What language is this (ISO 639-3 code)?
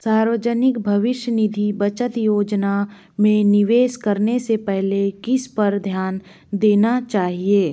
hin